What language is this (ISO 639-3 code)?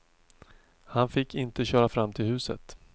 swe